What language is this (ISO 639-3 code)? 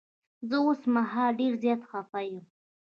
pus